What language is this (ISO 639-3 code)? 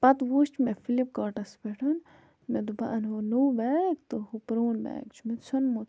kas